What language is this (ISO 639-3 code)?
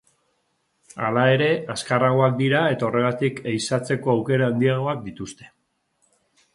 eus